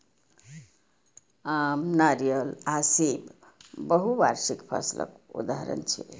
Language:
Maithili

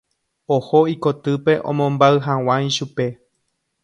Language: Guarani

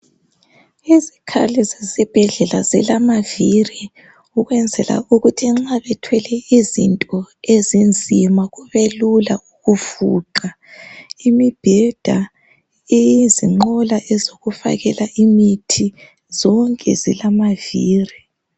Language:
North Ndebele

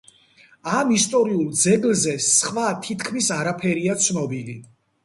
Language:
Georgian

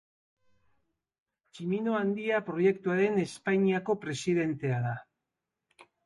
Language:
Basque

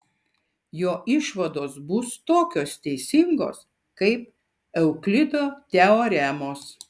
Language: Lithuanian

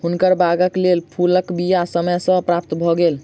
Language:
Maithili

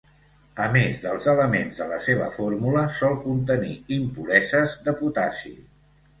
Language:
Catalan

